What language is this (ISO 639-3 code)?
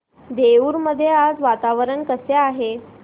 mar